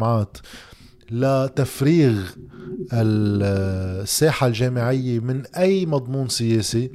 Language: Arabic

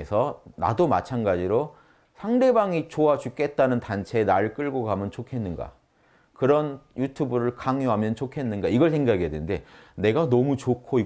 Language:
Korean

